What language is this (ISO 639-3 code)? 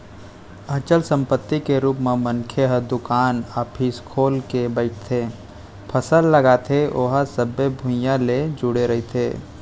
hne